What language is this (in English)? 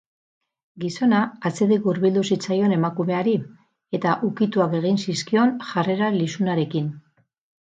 Basque